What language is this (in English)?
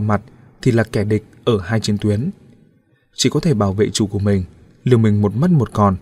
Vietnamese